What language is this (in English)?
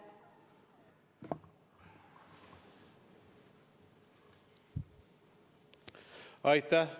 Estonian